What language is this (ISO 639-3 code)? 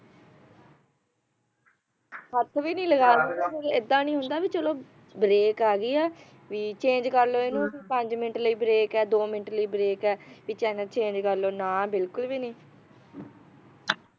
pan